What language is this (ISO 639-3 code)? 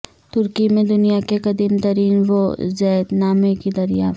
urd